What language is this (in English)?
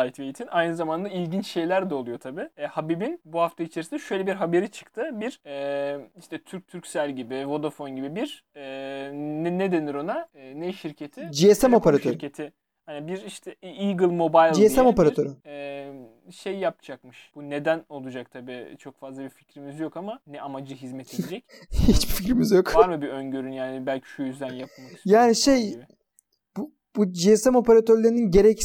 Turkish